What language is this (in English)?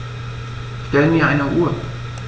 German